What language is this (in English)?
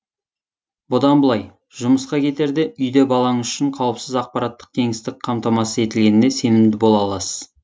Kazakh